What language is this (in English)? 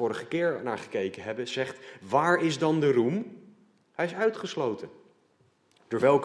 Dutch